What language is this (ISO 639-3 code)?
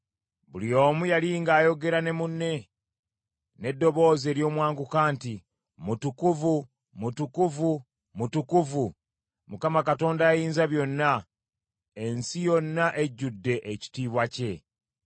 lug